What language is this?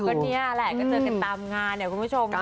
Thai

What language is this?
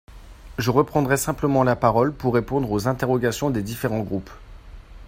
French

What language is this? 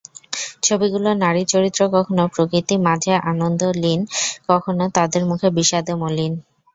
Bangla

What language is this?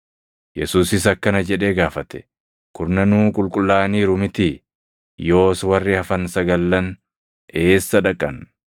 Oromo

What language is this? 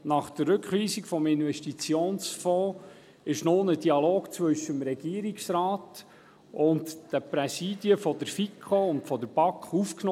Swiss German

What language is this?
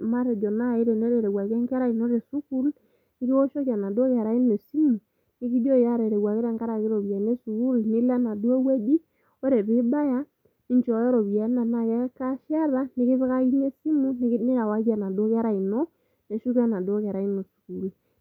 Masai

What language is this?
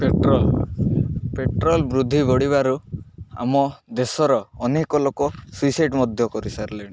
Odia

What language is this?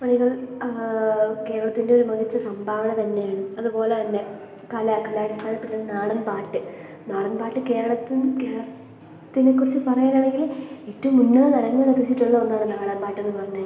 Malayalam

